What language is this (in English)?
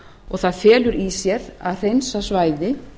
Icelandic